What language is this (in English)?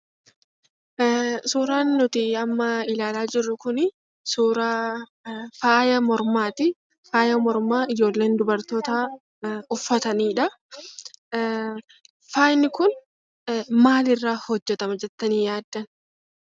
Oromo